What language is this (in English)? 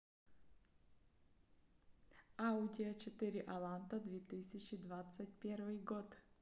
Russian